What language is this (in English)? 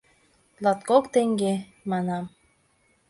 Mari